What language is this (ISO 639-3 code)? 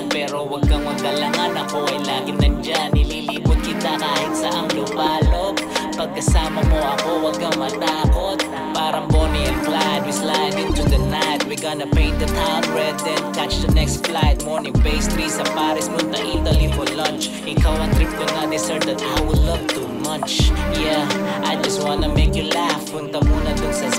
ind